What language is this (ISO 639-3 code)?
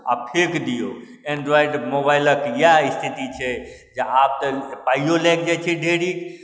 mai